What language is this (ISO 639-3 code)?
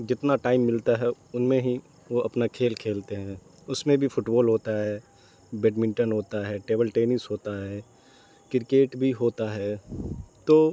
urd